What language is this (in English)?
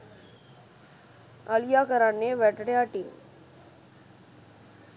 Sinhala